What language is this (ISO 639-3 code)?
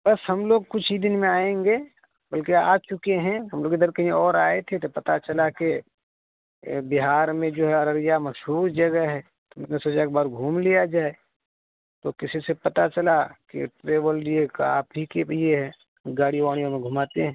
urd